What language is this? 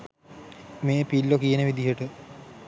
Sinhala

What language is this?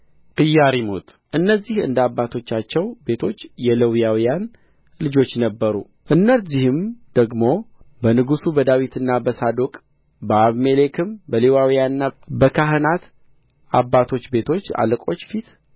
Amharic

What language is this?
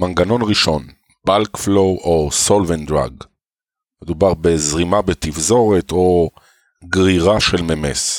Hebrew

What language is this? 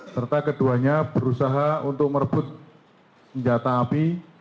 Indonesian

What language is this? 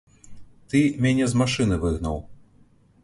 Belarusian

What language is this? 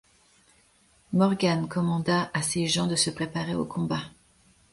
French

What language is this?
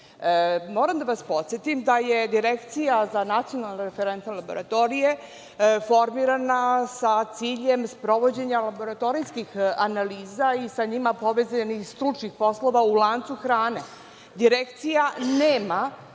Serbian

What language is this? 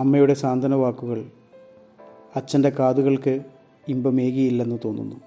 Malayalam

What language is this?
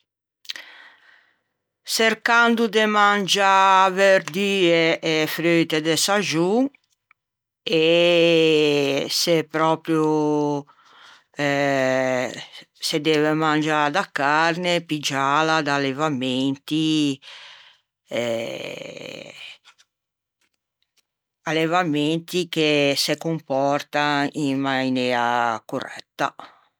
Ligurian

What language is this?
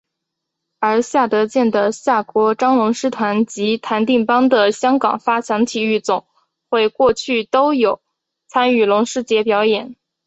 Chinese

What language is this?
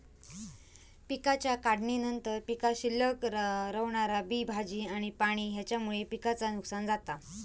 Marathi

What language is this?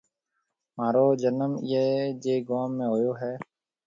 Marwari (Pakistan)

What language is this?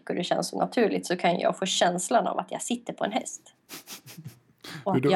Swedish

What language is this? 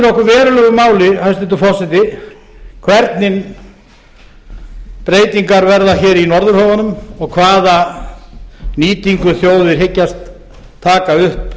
Icelandic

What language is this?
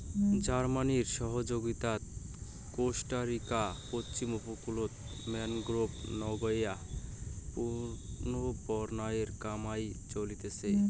Bangla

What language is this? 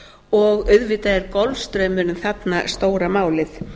Icelandic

